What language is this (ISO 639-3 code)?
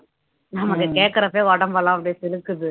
tam